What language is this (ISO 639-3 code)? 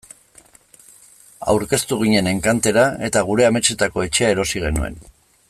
eus